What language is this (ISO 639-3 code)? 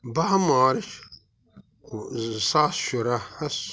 kas